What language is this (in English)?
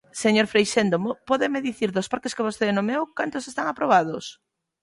Galician